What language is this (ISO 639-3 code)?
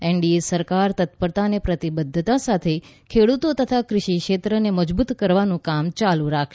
guj